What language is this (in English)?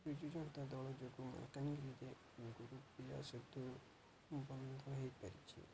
Odia